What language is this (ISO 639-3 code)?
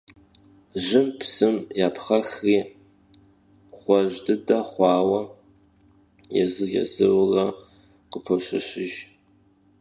kbd